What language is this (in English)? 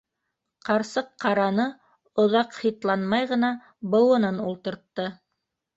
Bashkir